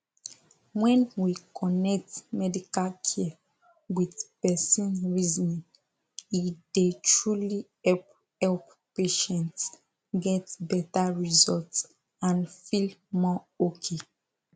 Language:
Nigerian Pidgin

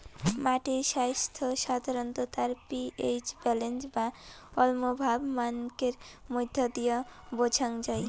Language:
Bangla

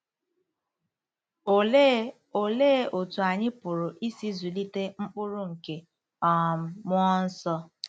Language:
Igbo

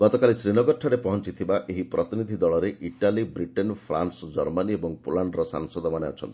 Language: Odia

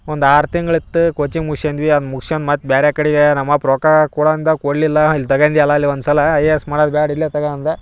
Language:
Kannada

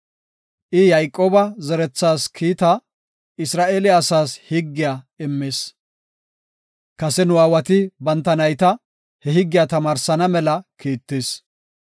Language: Gofa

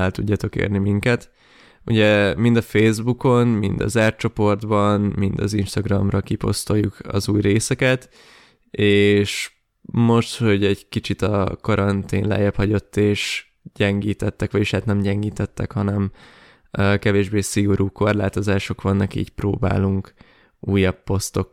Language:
Hungarian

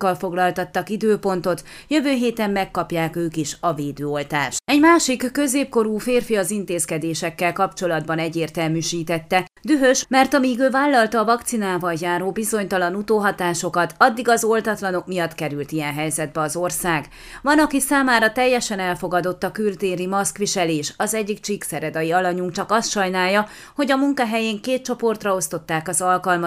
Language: Hungarian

